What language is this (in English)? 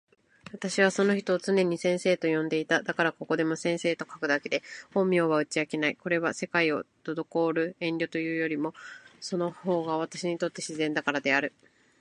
Japanese